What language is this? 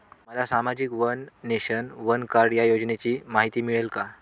Marathi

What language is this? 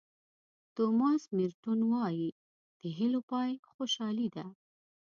Pashto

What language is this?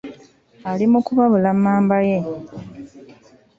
Ganda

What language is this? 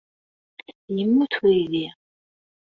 Kabyle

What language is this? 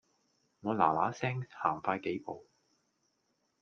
Cantonese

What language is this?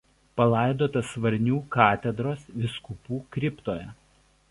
Lithuanian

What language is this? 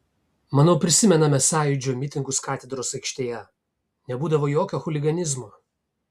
Lithuanian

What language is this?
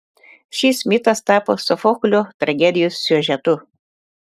Lithuanian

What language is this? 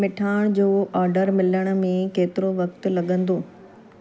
Sindhi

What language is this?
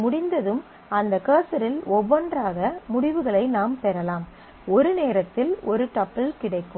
Tamil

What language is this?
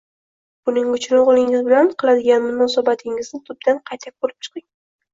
Uzbek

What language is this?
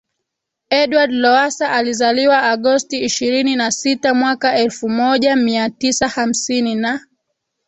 Swahili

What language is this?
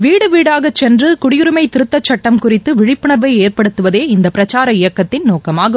Tamil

